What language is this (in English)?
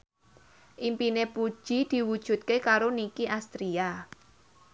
Javanese